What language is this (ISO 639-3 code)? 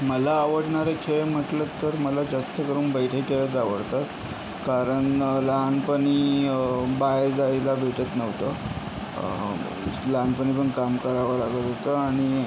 mar